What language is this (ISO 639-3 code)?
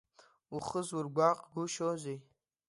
abk